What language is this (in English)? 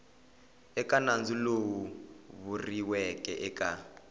Tsonga